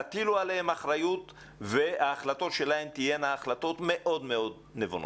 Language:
Hebrew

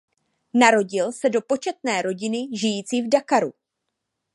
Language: Czech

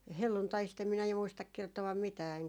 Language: Finnish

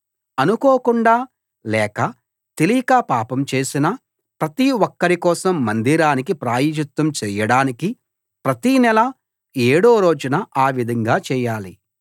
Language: Telugu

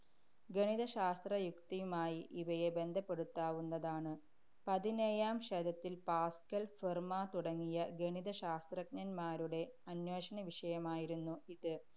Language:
Malayalam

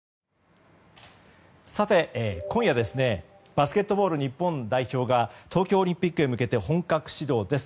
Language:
Japanese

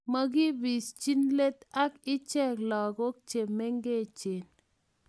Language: Kalenjin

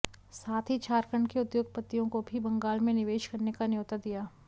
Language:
Hindi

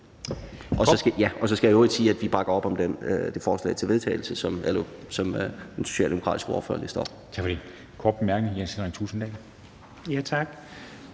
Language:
Danish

